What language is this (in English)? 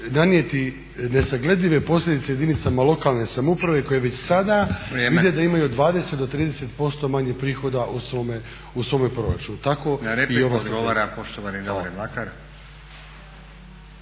Croatian